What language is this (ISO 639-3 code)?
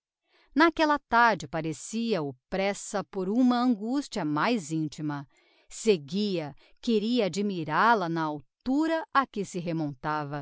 por